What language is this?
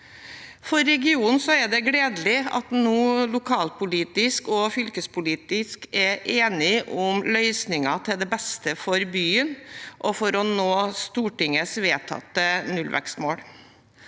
Norwegian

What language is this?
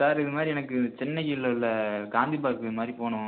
Tamil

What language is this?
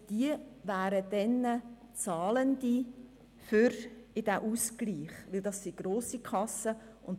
Swiss German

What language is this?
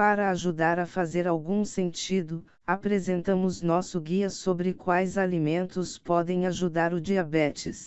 Portuguese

